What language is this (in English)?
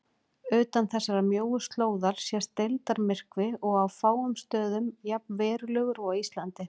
Icelandic